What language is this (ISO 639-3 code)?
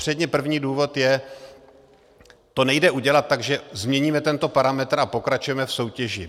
ces